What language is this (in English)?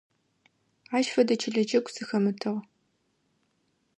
Adyghe